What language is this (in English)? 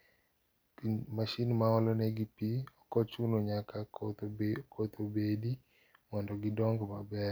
Luo (Kenya and Tanzania)